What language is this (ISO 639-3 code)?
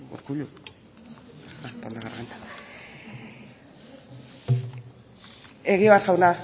eus